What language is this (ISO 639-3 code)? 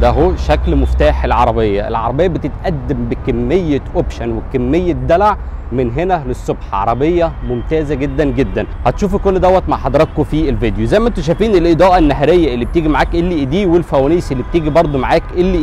ara